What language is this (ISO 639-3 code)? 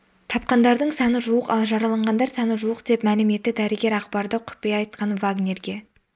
kaz